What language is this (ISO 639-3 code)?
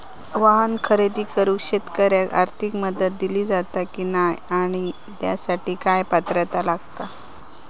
mar